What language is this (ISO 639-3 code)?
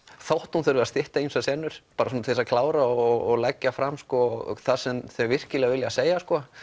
isl